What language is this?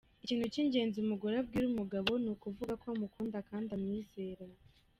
Kinyarwanda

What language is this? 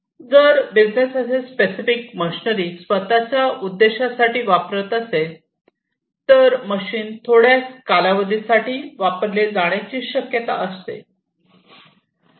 Marathi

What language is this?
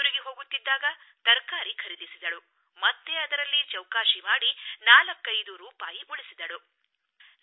Kannada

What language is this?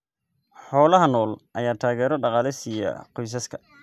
Somali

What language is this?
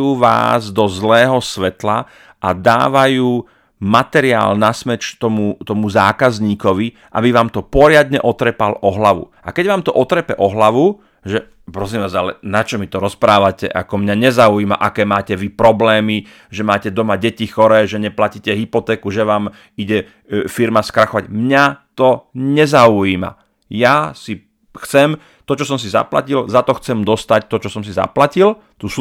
Slovak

